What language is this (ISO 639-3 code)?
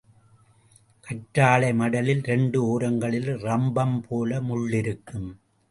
tam